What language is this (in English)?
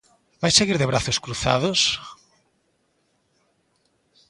Galician